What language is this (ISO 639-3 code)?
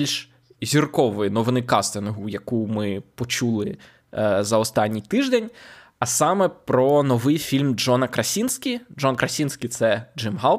ukr